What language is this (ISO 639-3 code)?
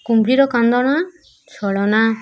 ori